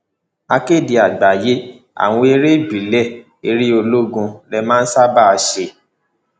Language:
Yoruba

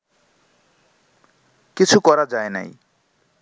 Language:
Bangla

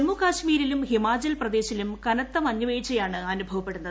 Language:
Malayalam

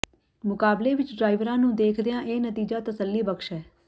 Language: Punjabi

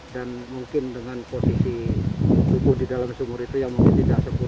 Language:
Indonesian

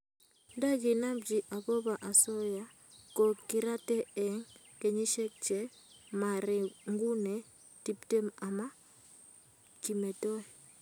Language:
Kalenjin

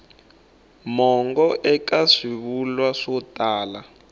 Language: Tsonga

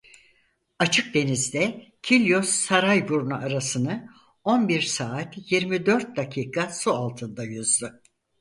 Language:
Turkish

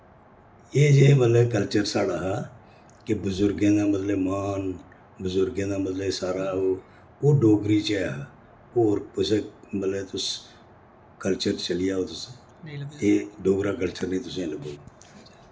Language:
Dogri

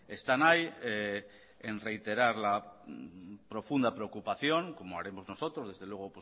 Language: Spanish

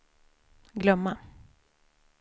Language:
Swedish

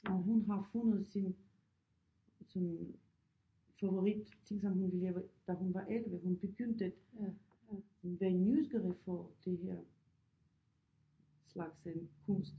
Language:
Danish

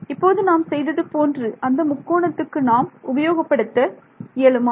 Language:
Tamil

